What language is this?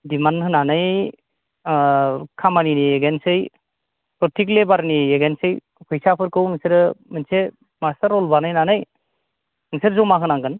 Bodo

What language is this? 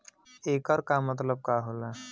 Bhojpuri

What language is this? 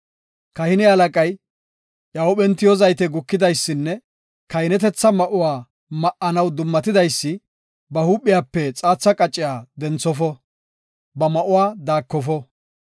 Gofa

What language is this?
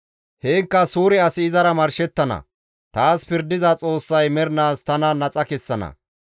Gamo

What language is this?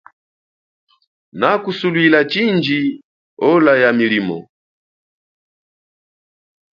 Chokwe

